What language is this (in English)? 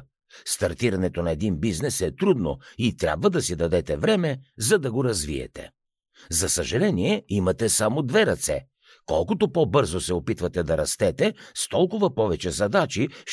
Bulgarian